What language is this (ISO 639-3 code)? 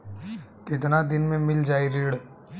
bho